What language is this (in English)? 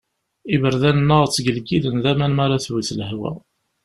Kabyle